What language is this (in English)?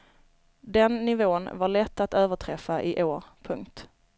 Swedish